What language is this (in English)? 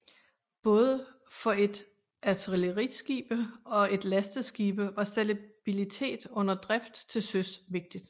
Danish